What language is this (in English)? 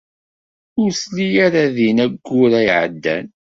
Kabyle